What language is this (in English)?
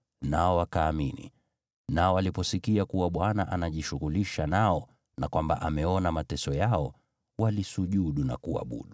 Swahili